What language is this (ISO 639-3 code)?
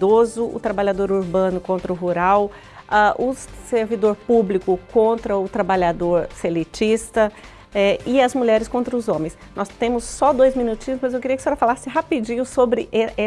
por